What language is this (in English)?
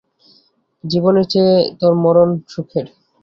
Bangla